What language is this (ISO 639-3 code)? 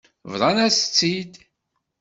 kab